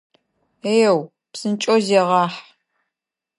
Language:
Adyghe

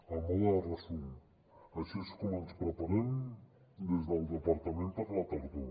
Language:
Catalan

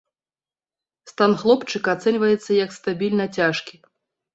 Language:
Belarusian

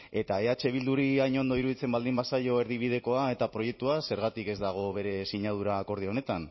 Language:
Basque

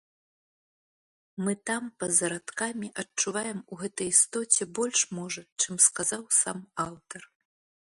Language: Belarusian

